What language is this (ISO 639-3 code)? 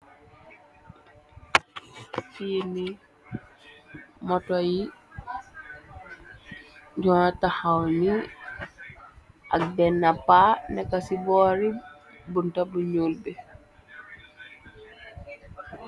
wol